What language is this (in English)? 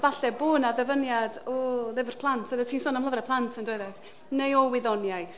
Welsh